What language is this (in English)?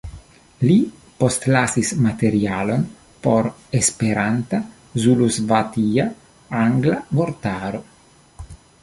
Esperanto